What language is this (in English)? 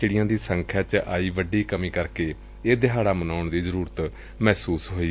Punjabi